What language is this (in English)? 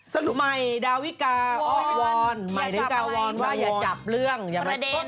Thai